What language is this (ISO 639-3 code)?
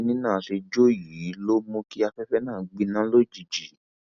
yor